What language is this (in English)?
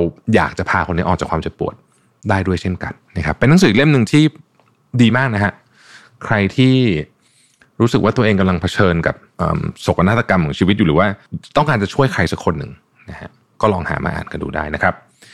Thai